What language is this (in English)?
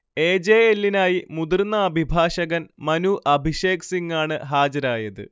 Malayalam